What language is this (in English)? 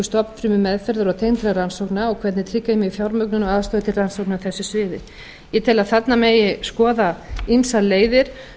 Icelandic